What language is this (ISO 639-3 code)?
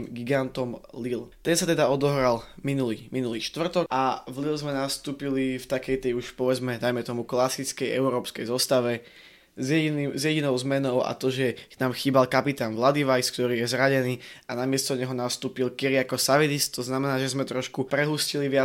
slk